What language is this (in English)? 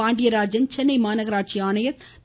Tamil